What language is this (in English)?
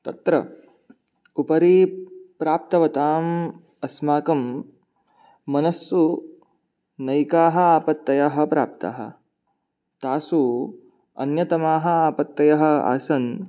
Sanskrit